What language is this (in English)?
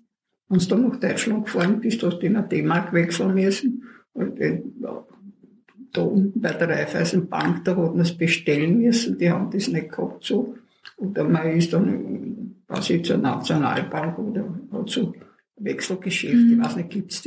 German